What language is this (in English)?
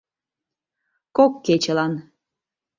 Mari